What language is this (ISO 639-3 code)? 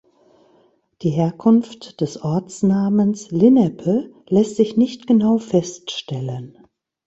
deu